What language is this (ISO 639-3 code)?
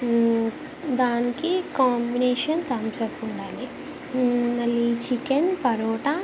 tel